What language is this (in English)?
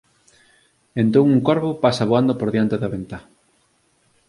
Galician